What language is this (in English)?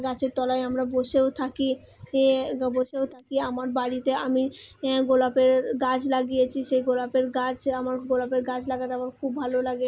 Bangla